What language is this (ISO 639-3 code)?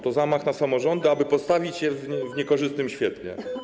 pol